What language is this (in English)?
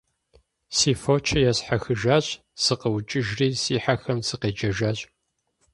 Kabardian